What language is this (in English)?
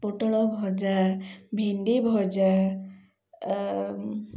Odia